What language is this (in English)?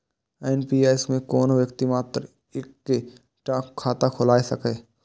Maithili